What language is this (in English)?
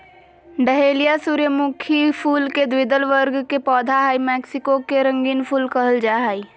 Magahi